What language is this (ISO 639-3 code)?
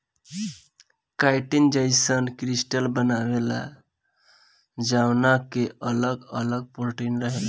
bho